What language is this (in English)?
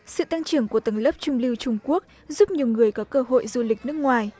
Vietnamese